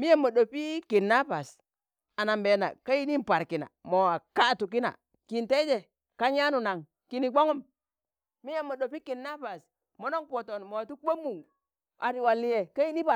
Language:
Tangale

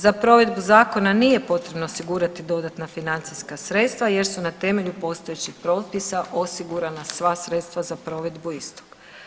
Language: Croatian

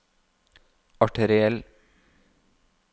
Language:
Norwegian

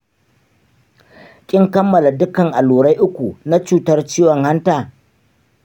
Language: Hausa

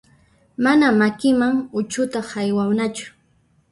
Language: Puno Quechua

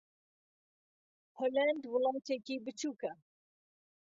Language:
Central Kurdish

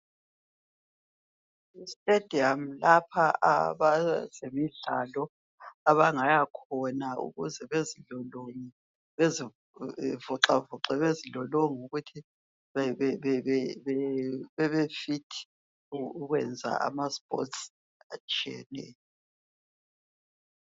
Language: North Ndebele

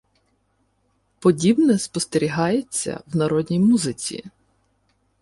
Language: Ukrainian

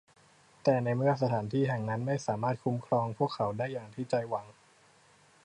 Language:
Thai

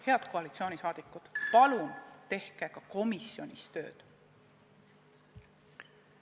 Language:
Estonian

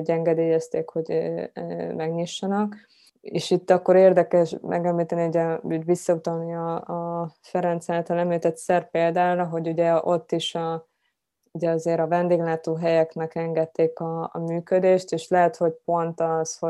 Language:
Hungarian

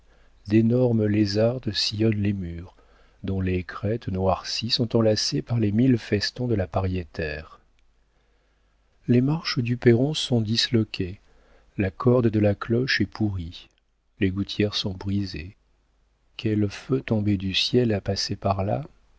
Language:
French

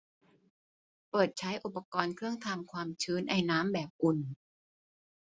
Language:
Thai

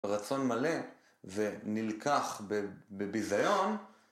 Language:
Hebrew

